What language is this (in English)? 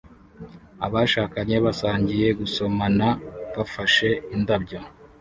Kinyarwanda